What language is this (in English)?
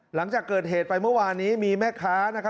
Thai